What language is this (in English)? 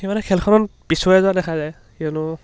Assamese